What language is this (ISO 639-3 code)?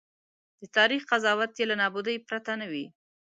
pus